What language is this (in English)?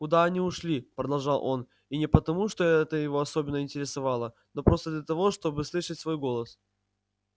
Russian